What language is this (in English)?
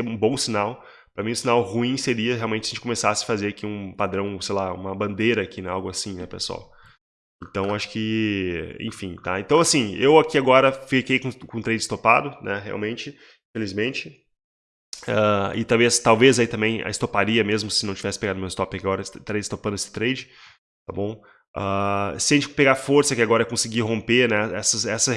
Portuguese